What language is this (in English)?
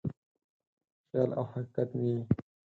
Pashto